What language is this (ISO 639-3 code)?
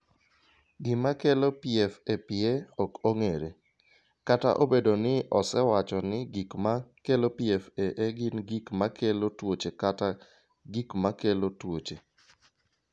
luo